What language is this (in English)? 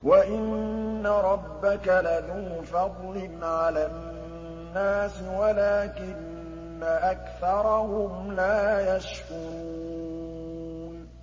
Arabic